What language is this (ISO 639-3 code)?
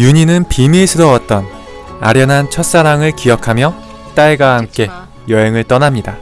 kor